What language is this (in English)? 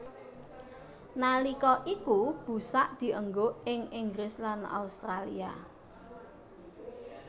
Javanese